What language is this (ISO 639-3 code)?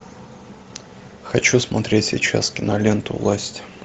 rus